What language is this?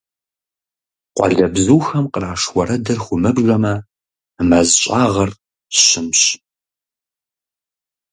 Kabardian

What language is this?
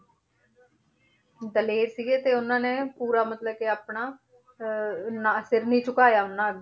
Punjabi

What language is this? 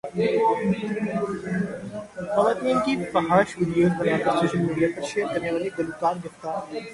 Urdu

